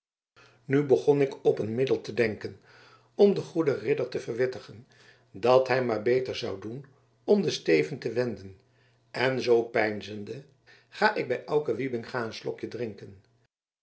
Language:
Dutch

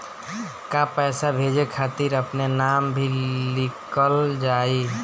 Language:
Bhojpuri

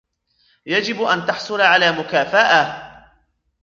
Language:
Arabic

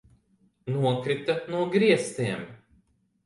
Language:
Latvian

